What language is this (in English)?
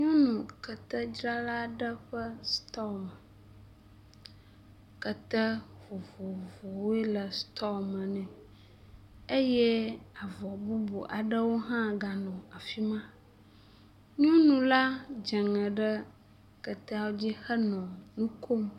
Ewe